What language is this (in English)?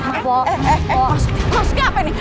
Indonesian